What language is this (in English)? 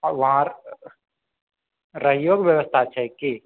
Maithili